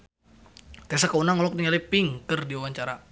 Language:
Sundanese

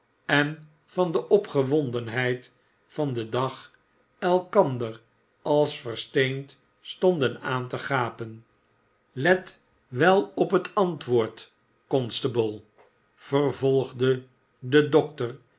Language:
Dutch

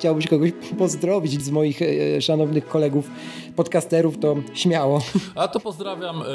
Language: Polish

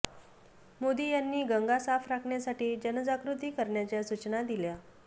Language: Marathi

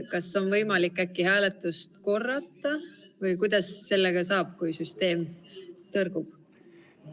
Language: Estonian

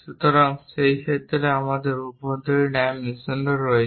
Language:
Bangla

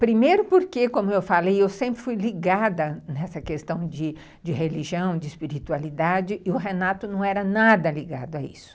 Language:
Portuguese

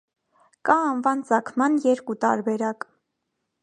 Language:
Armenian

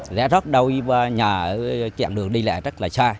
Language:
Vietnamese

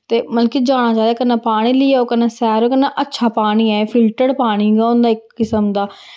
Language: Dogri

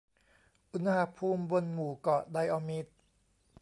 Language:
Thai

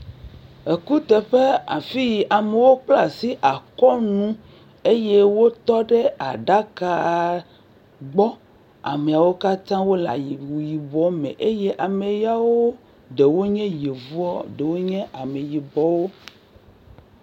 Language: Ewe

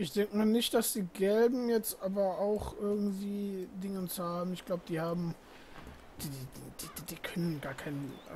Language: German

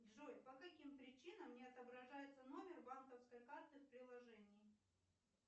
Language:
Russian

